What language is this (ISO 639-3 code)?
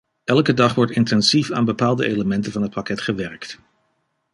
nld